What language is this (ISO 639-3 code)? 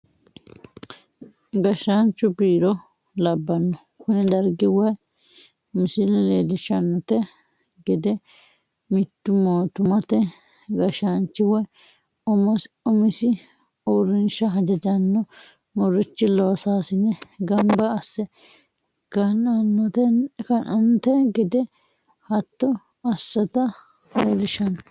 sid